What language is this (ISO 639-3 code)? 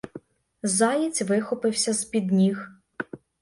ukr